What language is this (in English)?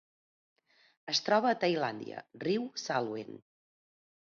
Catalan